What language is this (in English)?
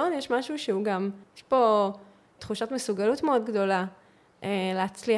Hebrew